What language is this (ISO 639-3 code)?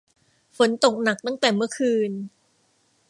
tha